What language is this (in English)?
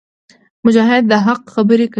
Pashto